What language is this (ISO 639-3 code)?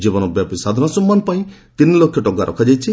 ori